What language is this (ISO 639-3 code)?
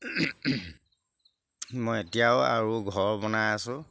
asm